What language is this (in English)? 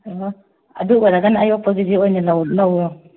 Manipuri